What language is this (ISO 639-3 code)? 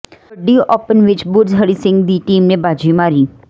pan